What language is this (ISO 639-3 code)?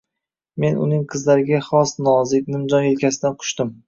uzb